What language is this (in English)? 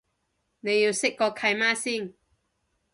Cantonese